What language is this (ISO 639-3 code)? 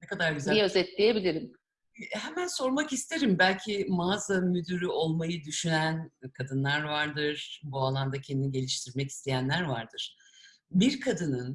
tur